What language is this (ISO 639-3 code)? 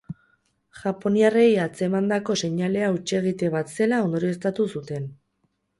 eus